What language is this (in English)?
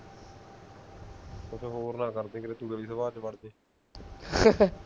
Punjabi